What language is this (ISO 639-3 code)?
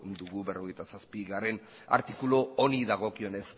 eus